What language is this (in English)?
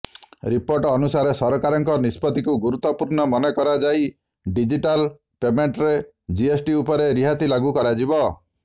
Odia